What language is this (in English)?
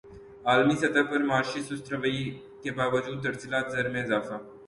Urdu